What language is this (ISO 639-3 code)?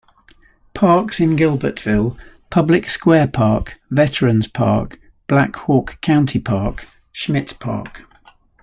eng